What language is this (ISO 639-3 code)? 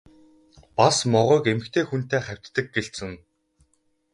mon